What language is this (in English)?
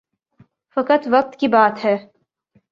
Urdu